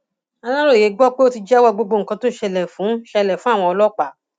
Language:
Yoruba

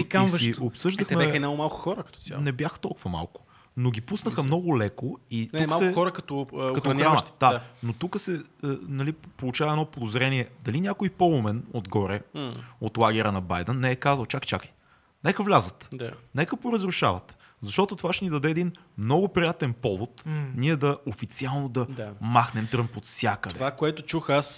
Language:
Bulgarian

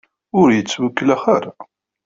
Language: Kabyle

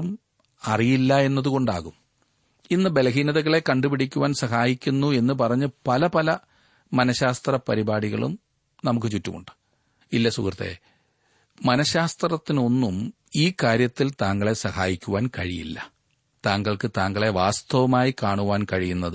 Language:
Malayalam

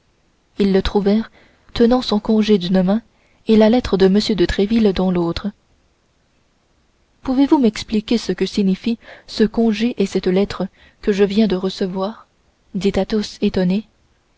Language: French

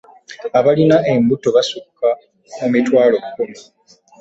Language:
Ganda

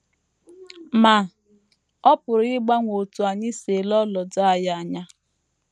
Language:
Igbo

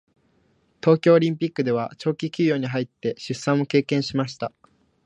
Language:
Japanese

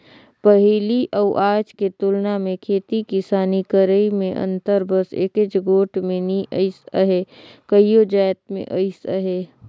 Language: Chhattisgarhi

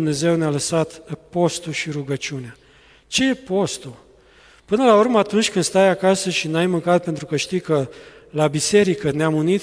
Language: Romanian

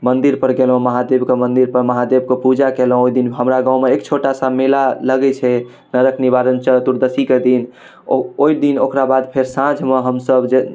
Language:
Maithili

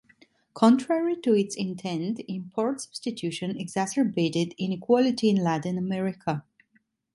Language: English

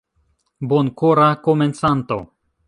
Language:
Esperanto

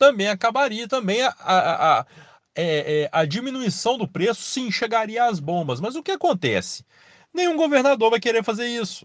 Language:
Portuguese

